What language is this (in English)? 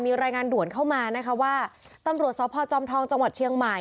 Thai